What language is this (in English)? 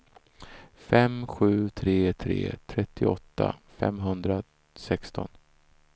Swedish